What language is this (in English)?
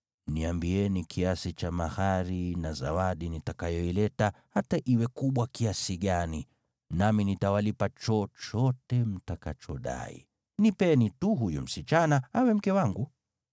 Swahili